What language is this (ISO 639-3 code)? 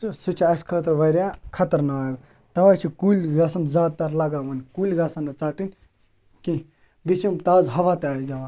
kas